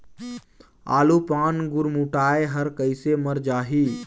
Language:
Chhattisgarhi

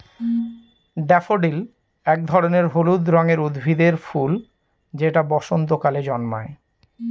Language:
Bangla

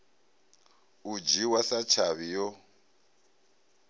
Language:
Venda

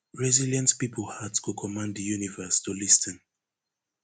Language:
Nigerian Pidgin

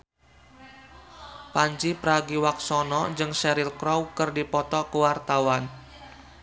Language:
Sundanese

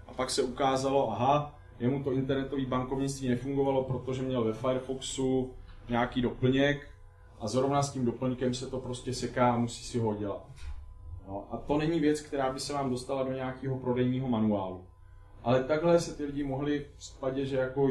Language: Czech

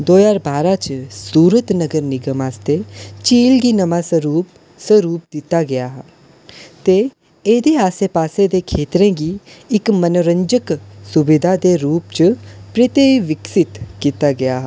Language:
Dogri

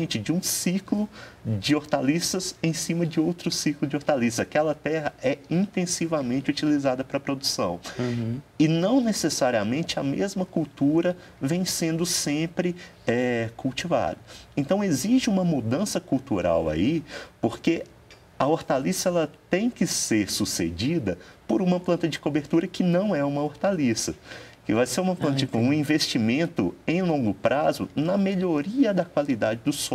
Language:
Portuguese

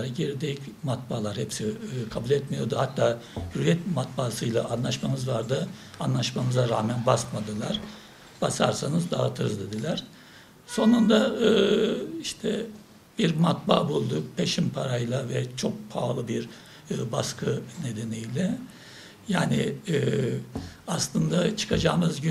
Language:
Turkish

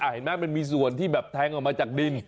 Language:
Thai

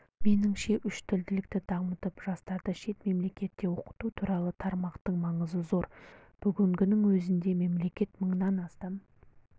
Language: Kazakh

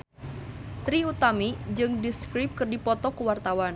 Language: Sundanese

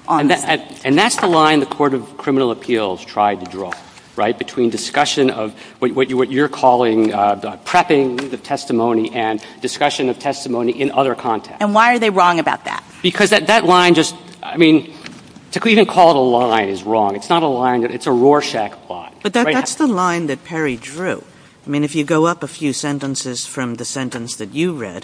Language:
English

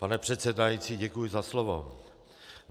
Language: Czech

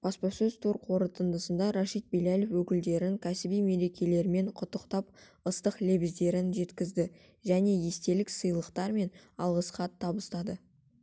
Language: Kazakh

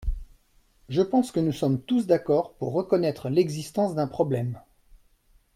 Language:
French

